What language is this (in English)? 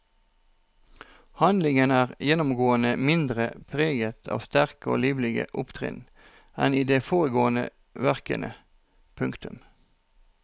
Norwegian